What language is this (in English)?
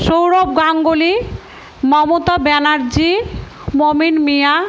Bangla